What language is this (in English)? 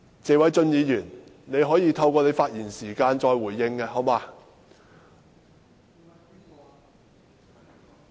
Cantonese